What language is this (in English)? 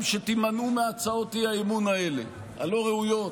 Hebrew